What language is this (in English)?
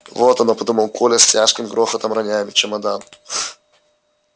Russian